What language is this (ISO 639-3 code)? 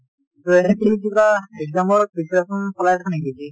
asm